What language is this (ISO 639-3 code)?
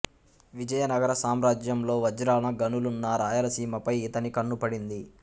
tel